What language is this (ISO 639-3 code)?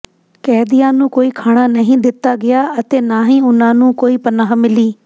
pan